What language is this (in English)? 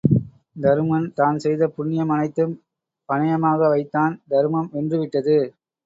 Tamil